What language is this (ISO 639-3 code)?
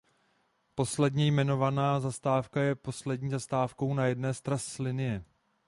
ces